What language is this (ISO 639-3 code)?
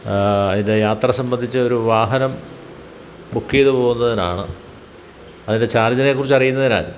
mal